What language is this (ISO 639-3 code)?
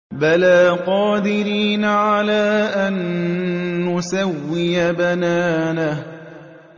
ara